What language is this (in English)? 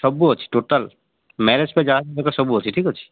Odia